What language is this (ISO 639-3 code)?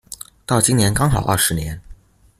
zho